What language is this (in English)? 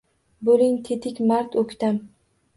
Uzbek